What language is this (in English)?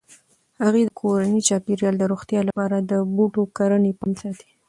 Pashto